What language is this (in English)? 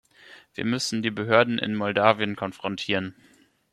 German